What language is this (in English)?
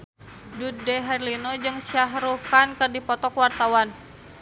Sundanese